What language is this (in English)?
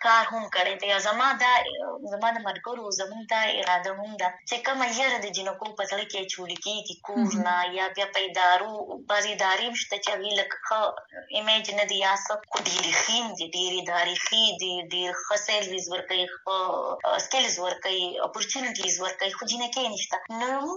Urdu